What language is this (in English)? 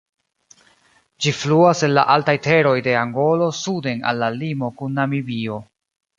Esperanto